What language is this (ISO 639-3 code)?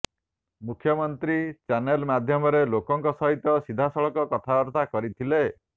ori